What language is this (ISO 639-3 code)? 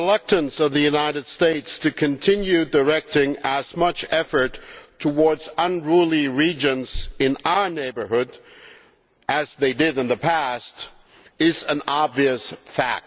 eng